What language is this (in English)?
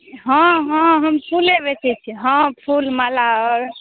Maithili